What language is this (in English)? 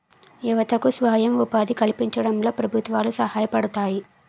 Telugu